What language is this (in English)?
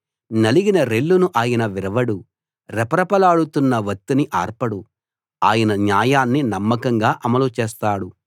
Telugu